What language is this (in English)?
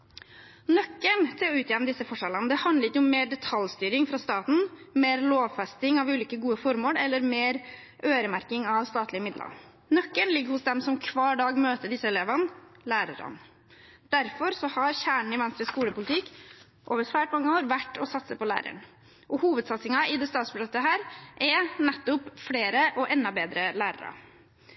Norwegian Bokmål